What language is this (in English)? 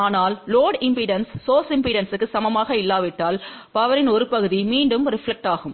Tamil